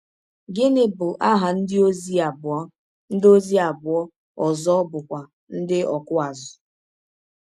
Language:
Igbo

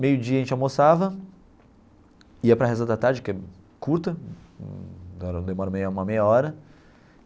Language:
Portuguese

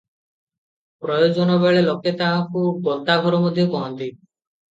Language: Odia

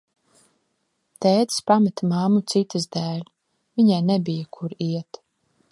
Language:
Latvian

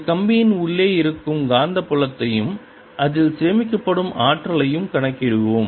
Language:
Tamil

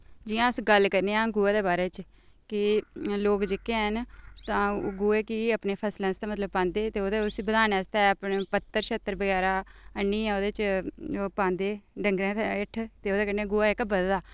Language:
Dogri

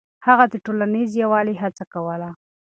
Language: Pashto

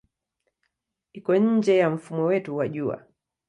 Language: Swahili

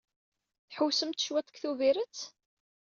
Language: Kabyle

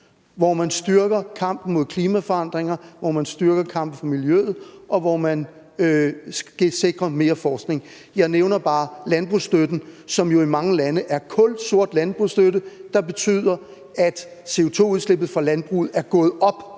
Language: Danish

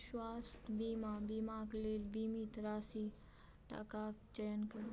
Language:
Maithili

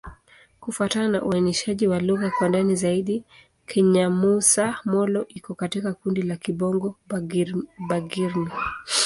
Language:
Swahili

